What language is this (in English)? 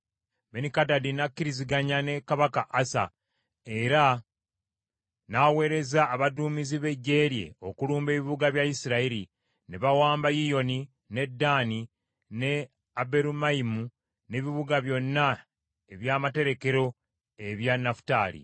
Ganda